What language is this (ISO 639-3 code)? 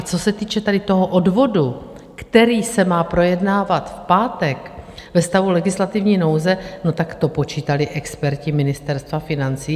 ces